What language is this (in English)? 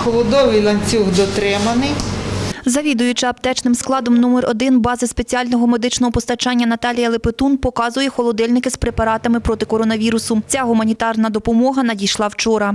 Ukrainian